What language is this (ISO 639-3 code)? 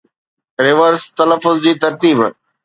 snd